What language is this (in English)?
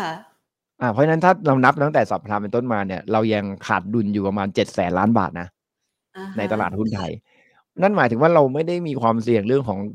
Thai